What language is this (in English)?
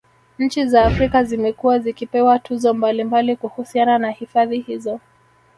Swahili